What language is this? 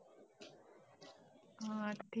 Marathi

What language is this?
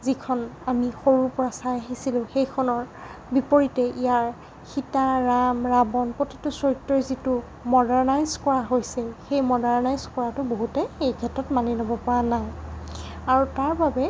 Assamese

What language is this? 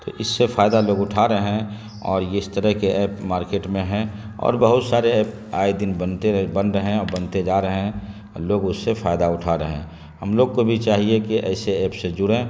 Urdu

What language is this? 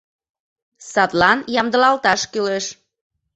Mari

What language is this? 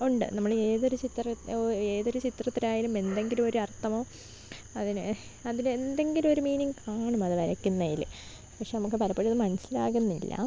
Malayalam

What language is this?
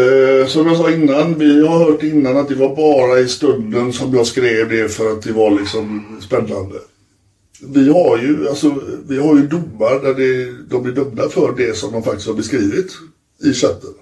Swedish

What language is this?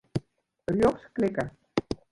Western Frisian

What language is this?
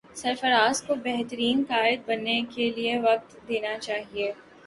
Urdu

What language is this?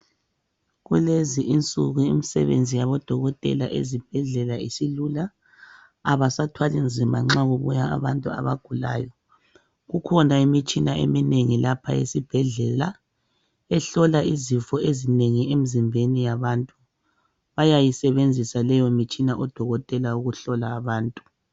North Ndebele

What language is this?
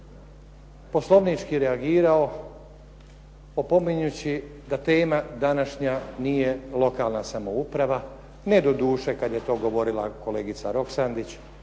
Croatian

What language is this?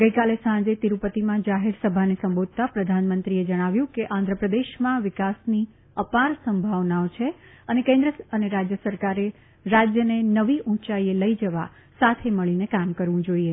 Gujarati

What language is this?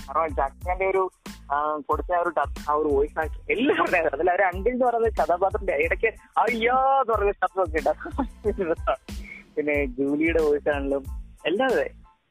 Malayalam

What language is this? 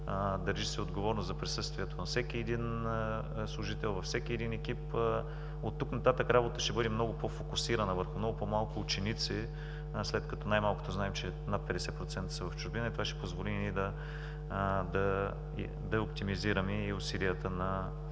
Bulgarian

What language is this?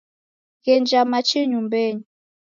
Taita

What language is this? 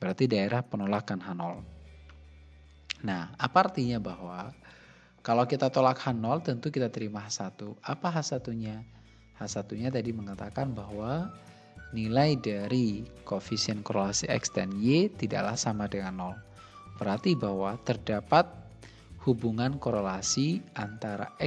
Indonesian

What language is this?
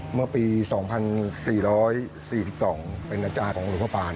Thai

